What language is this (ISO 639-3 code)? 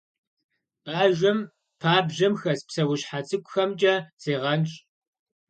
kbd